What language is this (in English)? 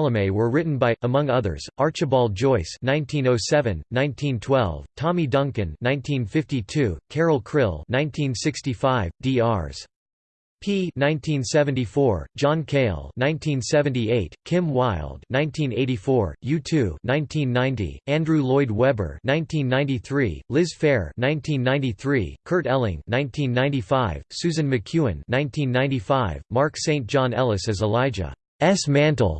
English